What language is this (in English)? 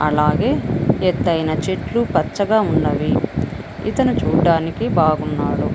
Telugu